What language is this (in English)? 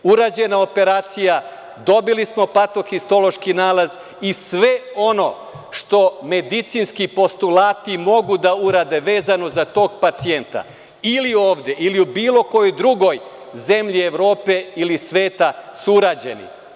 Serbian